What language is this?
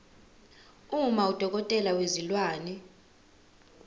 Zulu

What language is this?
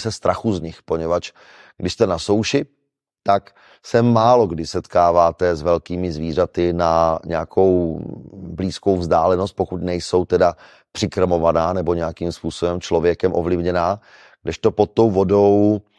Czech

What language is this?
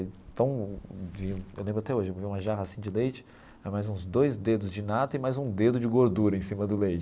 Portuguese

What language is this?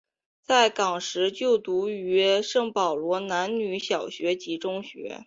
Chinese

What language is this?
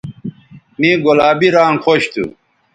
Bateri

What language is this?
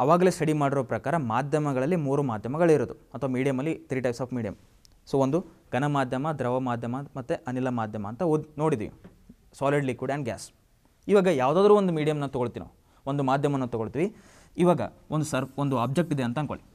Hindi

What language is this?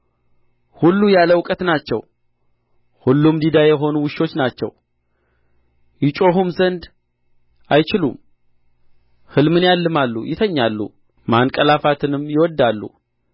Amharic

